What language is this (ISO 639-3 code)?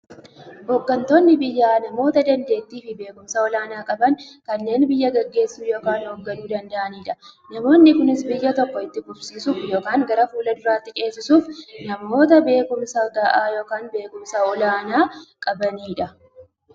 orm